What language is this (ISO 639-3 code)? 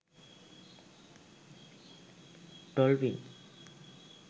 sin